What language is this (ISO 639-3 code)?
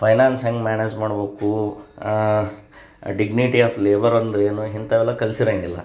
kan